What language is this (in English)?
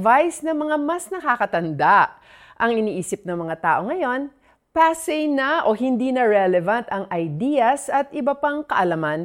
Filipino